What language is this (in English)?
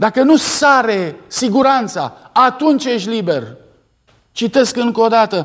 Romanian